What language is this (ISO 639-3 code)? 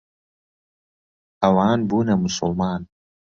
ckb